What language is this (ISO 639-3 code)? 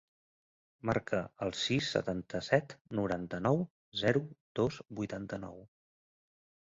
cat